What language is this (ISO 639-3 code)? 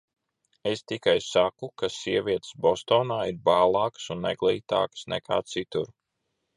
lav